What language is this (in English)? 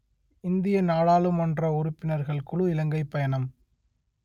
Tamil